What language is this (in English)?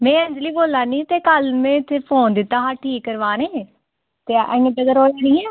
Dogri